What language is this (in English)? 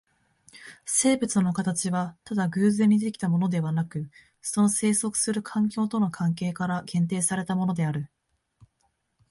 Japanese